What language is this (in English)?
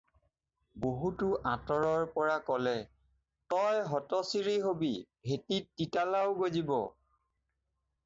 Assamese